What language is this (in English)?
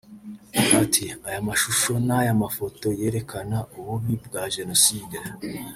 Kinyarwanda